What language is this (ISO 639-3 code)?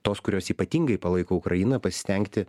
lit